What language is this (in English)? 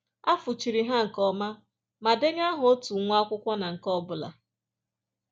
Igbo